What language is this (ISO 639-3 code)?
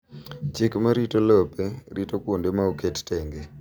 luo